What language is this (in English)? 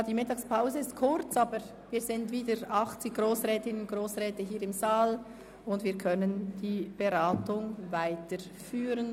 Swiss German